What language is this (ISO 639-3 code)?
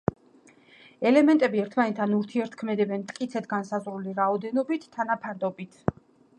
kat